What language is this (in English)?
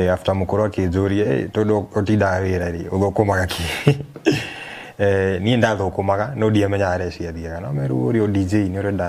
Swahili